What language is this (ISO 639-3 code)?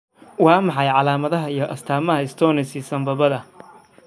som